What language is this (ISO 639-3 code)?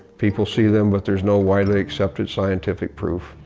eng